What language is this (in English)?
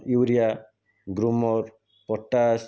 Odia